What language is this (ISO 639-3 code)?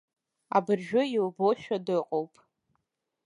abk